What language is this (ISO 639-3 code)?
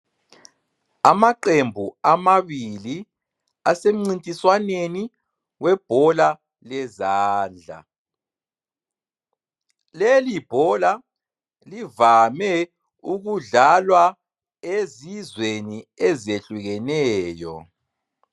nde